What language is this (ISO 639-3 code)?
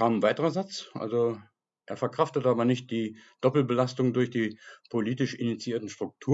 deu